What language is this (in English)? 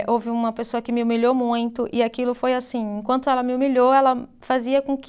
Portuguese